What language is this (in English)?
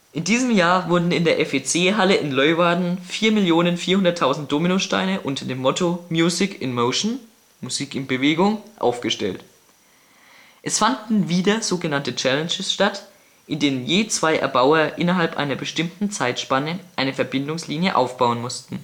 German